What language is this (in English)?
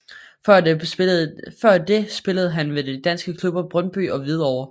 Danish